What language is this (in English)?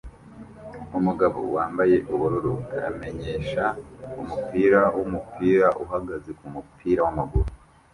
Kinyarwanda